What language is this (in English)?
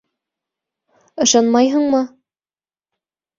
Bashkir